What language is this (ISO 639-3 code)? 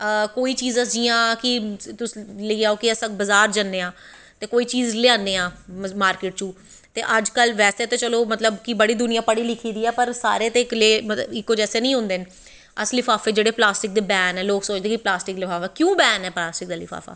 doi